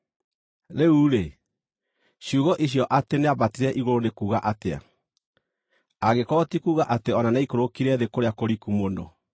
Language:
Kikuyu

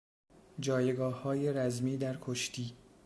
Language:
Persian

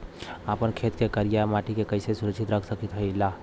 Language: Bhojpuri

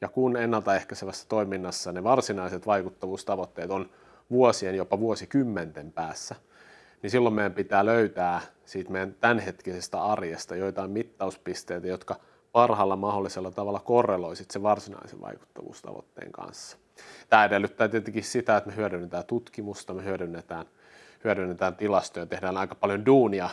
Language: Finnish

